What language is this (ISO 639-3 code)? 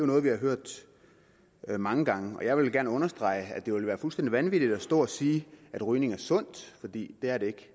dan